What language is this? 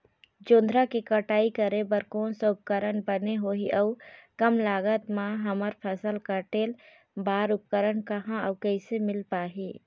Chhattisgarhi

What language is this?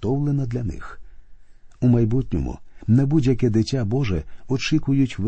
Ukrainian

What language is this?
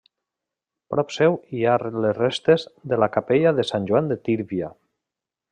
Catalan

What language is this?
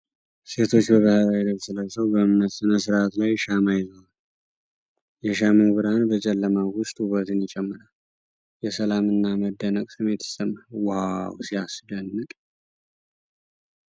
Amharic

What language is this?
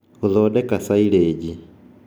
Kikuyu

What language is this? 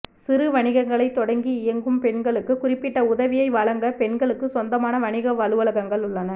Tamil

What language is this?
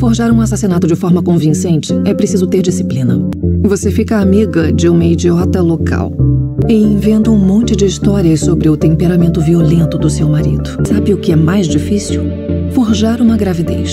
Portuguese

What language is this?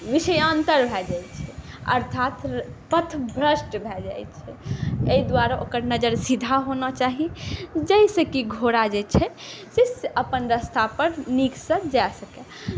Maithili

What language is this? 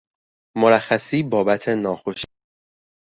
Persian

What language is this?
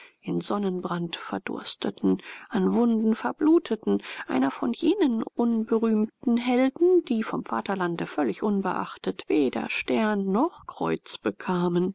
German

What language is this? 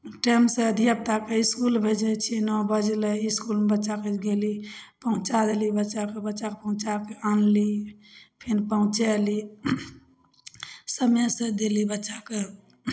Maithili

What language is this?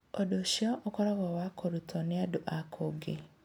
Kikuyu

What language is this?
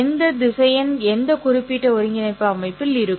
Tamil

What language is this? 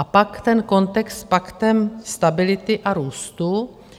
Czech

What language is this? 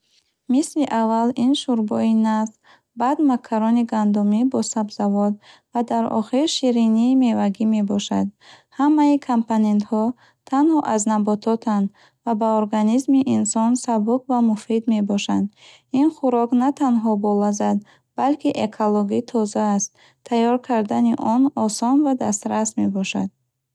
Bukharic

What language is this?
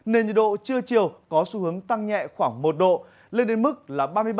Vietnamese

